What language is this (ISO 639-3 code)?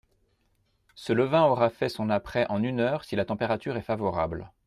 fra